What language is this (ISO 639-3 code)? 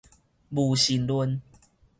nan